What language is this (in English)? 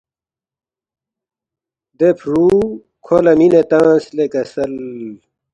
Balti